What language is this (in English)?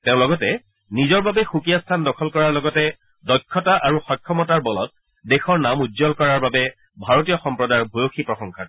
Assamese